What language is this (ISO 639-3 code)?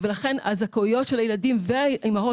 heb